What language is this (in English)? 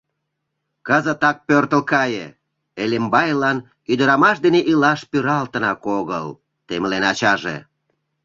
Mari